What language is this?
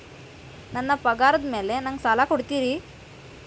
Kannada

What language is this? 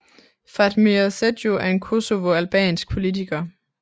Danish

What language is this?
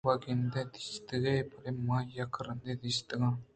Eastern Balochi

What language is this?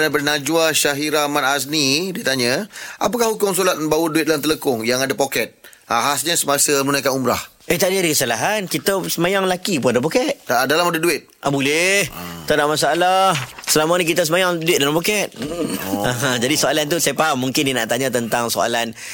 Malay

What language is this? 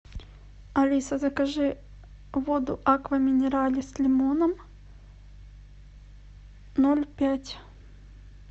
Russian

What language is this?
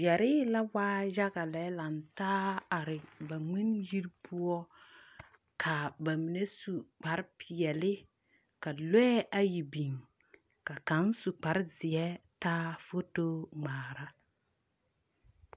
Southern Dagaare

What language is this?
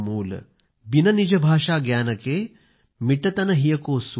Marathi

